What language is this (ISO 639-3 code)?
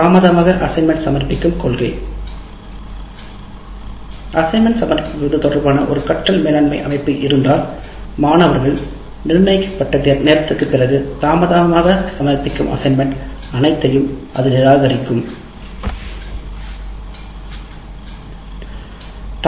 tam